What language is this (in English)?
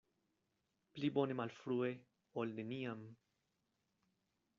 Esperanto